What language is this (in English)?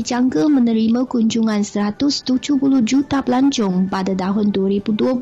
Malay